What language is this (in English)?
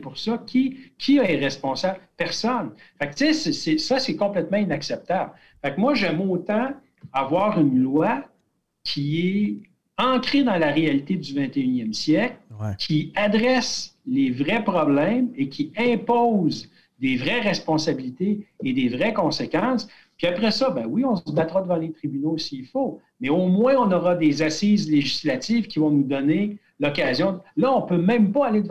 French